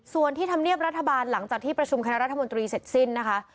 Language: Thai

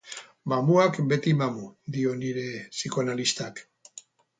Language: Basque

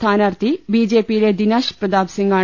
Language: Malayalam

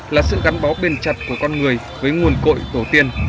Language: Vietnamese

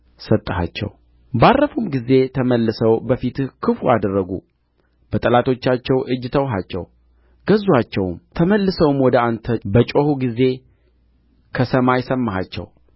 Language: Amharic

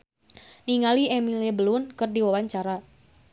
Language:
Sundanese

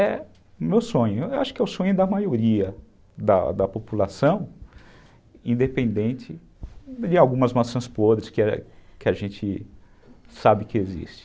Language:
Portuguese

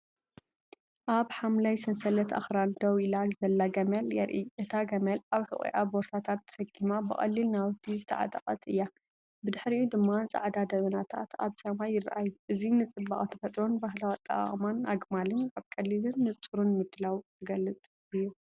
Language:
Tigrinya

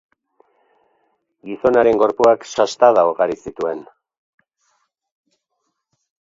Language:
Basque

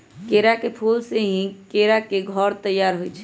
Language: Magahi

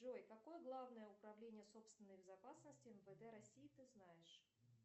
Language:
Russian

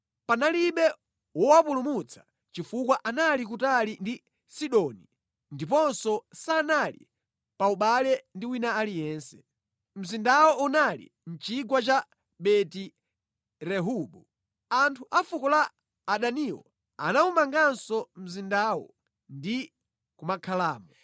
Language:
Nyanja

